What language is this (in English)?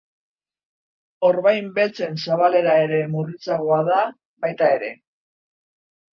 Basque